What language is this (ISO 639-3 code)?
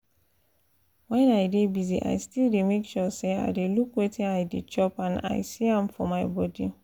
pcm